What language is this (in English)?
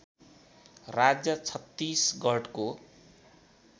Nepali